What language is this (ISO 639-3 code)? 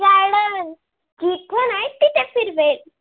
mar